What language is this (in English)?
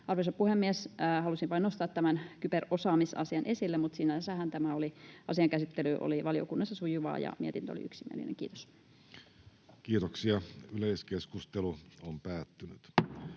Finnish